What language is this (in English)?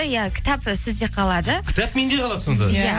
Kazakh